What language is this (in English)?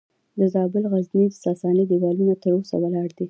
Pashto